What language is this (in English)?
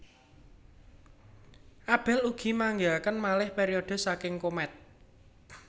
Javanese